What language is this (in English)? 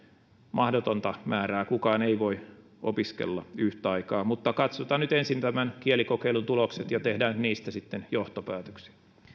Finnish